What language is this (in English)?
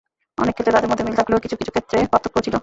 Bangla